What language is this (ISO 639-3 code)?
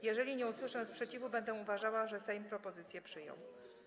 pol